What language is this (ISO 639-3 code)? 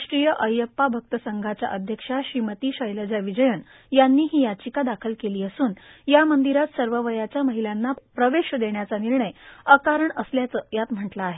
mar